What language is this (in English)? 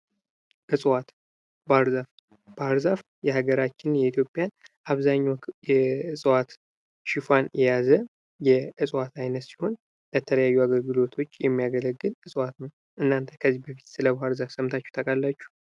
Amharic